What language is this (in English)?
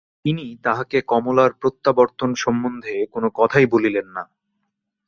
Bangla